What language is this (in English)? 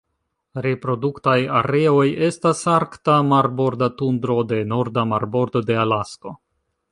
Esperanto